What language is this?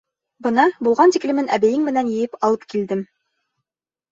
Bashkir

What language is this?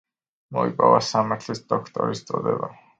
Georgian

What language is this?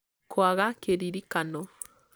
Kikuyu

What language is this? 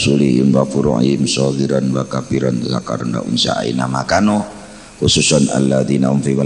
Indonesian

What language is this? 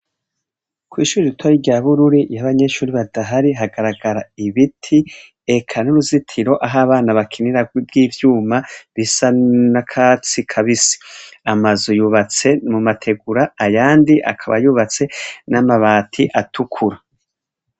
Rundi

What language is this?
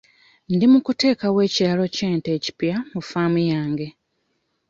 Ganda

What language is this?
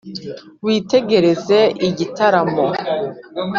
Kinyarwanda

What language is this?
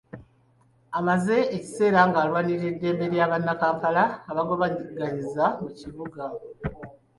Ganda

